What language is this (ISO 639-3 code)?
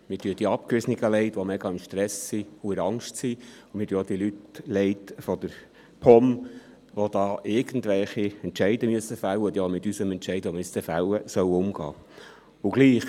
gsw